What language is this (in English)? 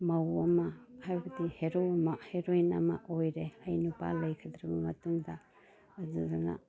Manipuri